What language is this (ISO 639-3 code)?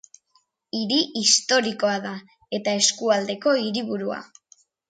eus